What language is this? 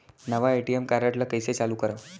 Chhattisgarhi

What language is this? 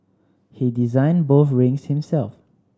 English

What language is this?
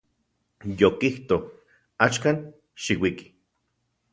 Central Puebla Nahuatl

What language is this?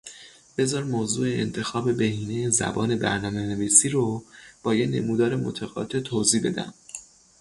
Persian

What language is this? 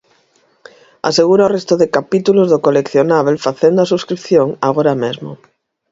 Galician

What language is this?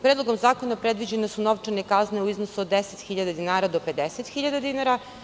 Serbian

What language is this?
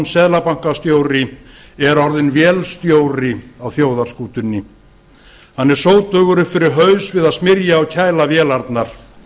Icelandic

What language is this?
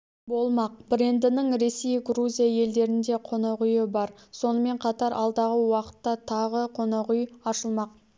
Kazakh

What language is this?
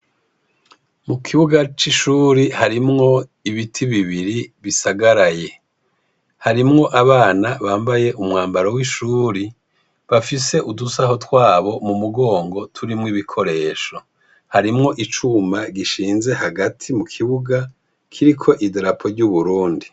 Rundi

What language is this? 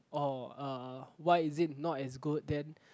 English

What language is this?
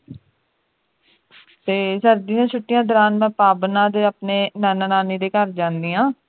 Punjabi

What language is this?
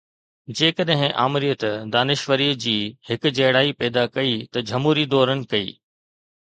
Sindhi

